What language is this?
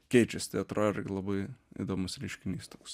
Lithuanian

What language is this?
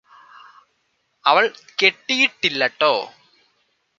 Malayalam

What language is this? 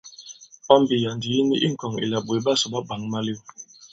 Bankon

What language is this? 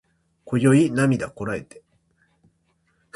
Japanese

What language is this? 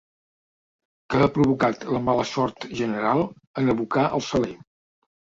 Catalan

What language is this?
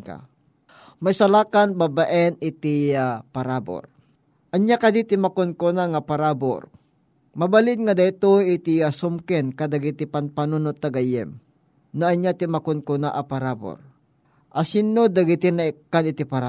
Filipino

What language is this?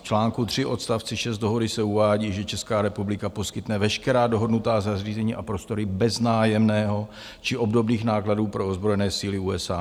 Czech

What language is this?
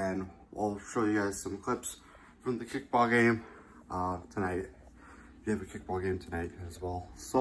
English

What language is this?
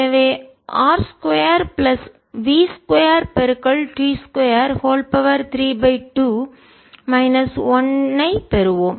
Tamil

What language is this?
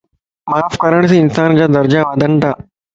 Lasi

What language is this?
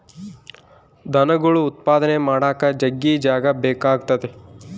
Kannada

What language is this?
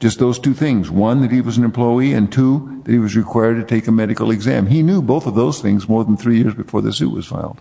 English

